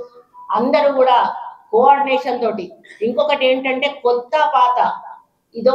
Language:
Telugu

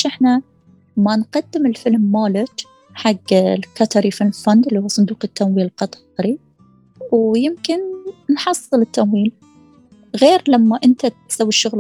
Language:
Arabic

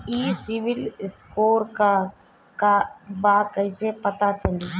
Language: Bhojpuri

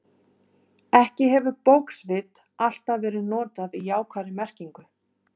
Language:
Icelandic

